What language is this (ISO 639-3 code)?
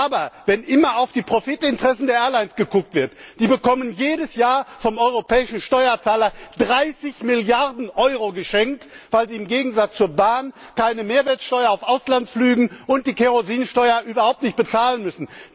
deu